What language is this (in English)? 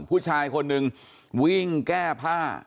Thai